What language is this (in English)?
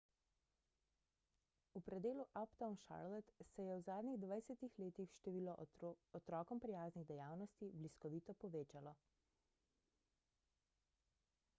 Slovenian